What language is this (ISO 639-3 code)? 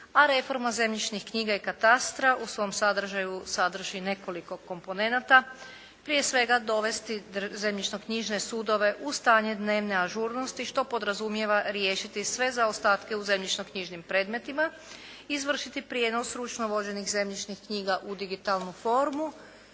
hrv